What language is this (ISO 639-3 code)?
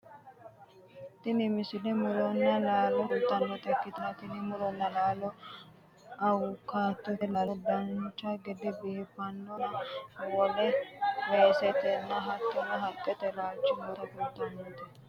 sid